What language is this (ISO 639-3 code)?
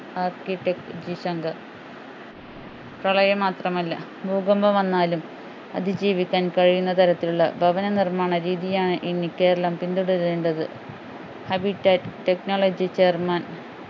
mal